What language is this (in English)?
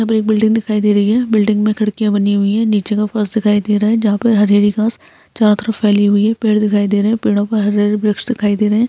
Hindi